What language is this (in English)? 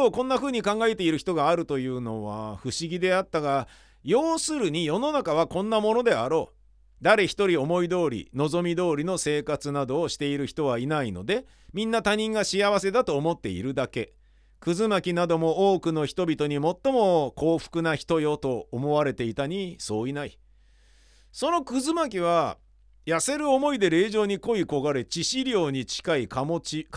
Japanese